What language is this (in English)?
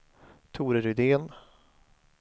Swedish